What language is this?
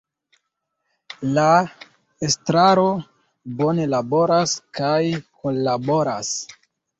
Esperanto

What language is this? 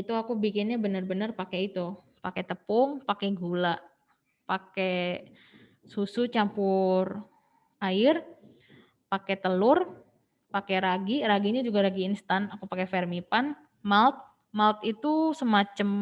Indonesian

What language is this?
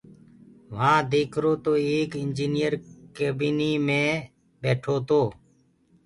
Gurgula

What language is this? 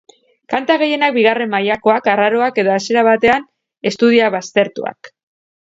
Basque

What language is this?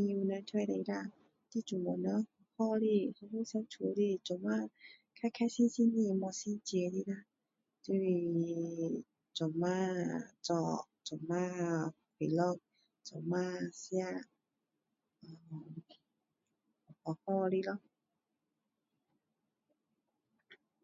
Min Dong Chinese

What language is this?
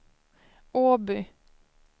Swedish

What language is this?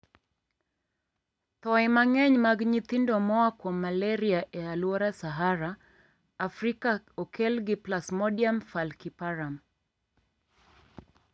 Luo (Kenya and Tanzania)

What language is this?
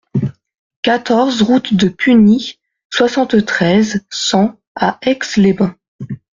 French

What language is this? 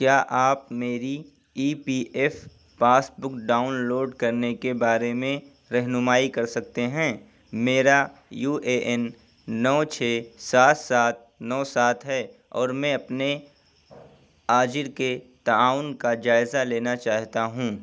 Urdu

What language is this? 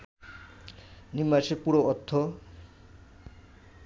Bangla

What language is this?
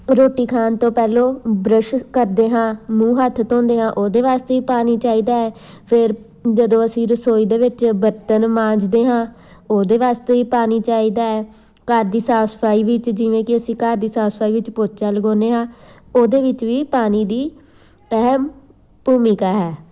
Punjabi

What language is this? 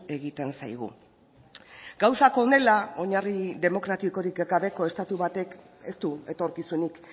Basque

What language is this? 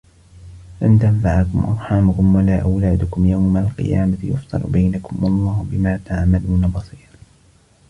Arabic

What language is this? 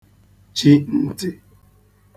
Igbo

